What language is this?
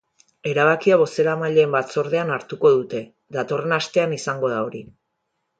Basque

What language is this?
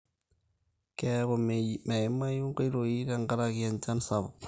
Masai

